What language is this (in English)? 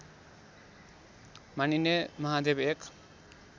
Nepali